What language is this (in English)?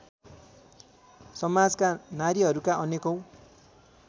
Nepali